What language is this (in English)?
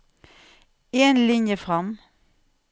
Norwegian